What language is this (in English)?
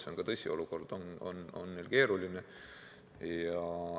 Estonian